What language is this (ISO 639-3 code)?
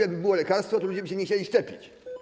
pol